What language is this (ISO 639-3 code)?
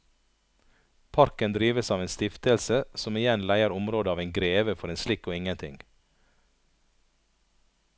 nor